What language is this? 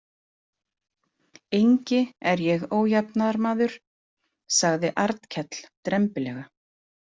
Icelandic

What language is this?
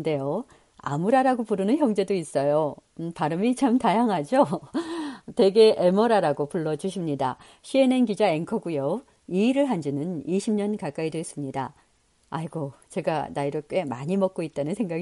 Korean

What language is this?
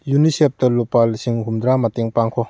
Manipuri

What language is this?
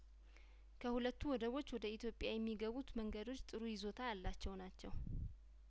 Amharic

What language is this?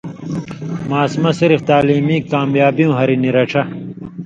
Indus Kohistani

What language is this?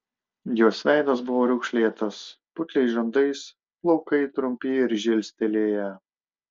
Lithuanian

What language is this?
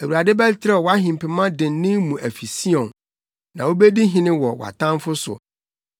Akan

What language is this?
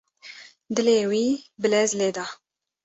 Kurdish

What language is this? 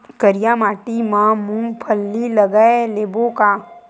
Chhattisgarhi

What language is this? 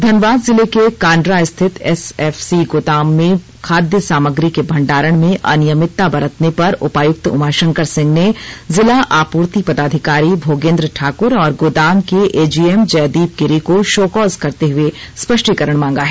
Hindi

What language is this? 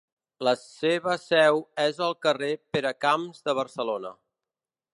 Catalan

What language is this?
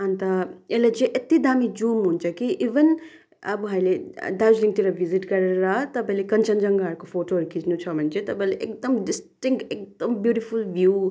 Nepali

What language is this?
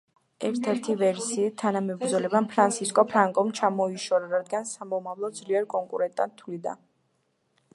Georgian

